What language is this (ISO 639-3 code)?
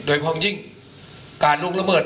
tha